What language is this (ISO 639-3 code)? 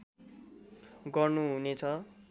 nep